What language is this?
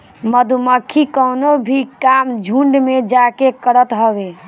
Bhojpuri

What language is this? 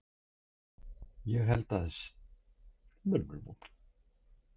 Icelandic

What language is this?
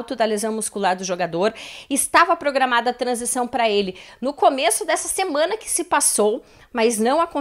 Portuguese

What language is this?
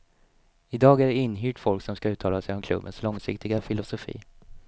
Swedish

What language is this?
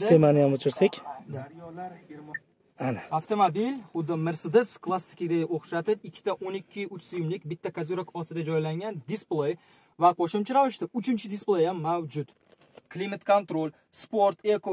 Turkish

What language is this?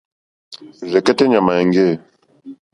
Mokpwe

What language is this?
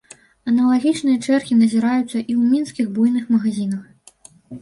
Belarusian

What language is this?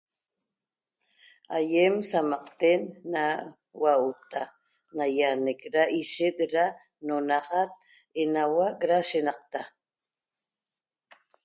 Toba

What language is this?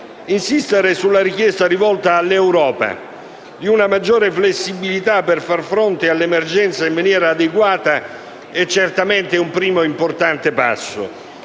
Italian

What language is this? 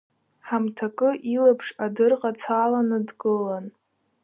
Abkhazian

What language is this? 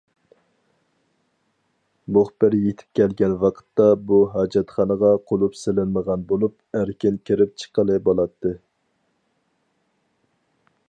Uyghur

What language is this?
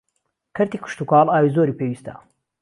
Central Kurdish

